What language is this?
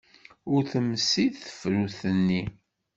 Kabyle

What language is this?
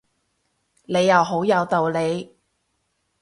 Cantonese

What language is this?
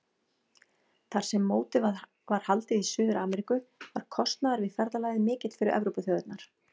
Icelandic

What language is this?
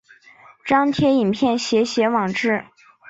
Chinese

